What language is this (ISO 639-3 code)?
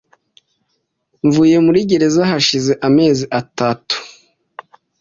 kin